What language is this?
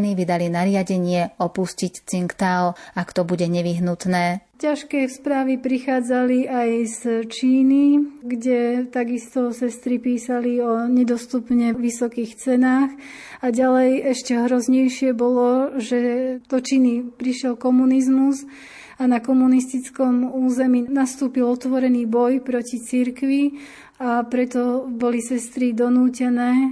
Slovak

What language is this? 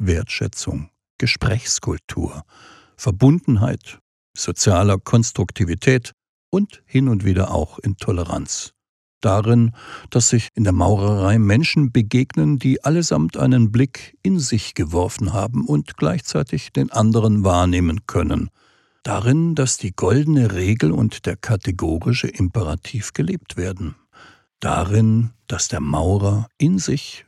German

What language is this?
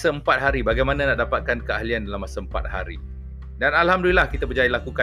Malay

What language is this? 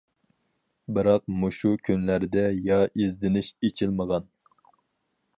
Uyghur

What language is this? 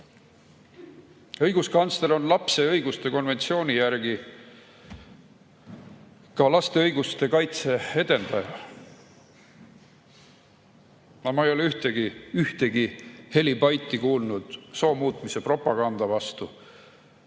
Estonian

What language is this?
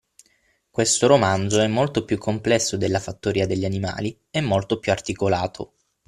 Italian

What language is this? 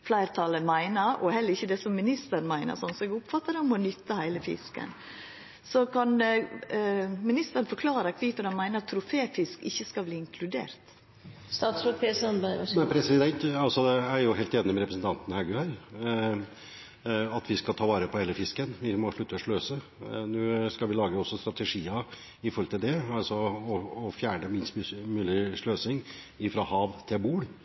Norwegian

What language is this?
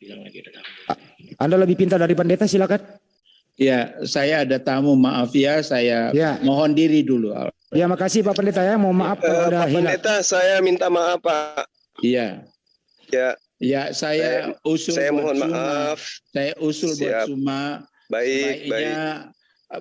Indonesian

